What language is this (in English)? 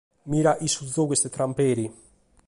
Sardinian